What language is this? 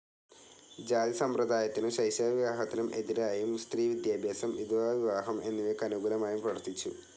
Malayalam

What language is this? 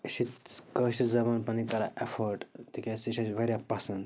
Kashmiri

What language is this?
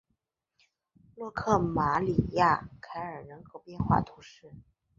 Chinese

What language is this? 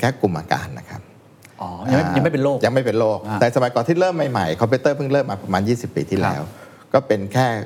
Thai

